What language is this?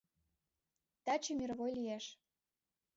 Mari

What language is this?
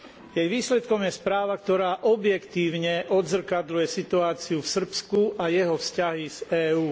Slovak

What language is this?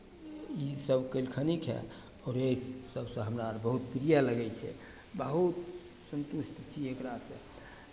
Maithili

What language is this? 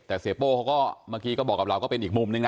Thai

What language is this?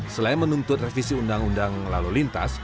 Indonesian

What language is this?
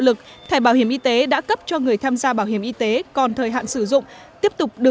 Vietnamese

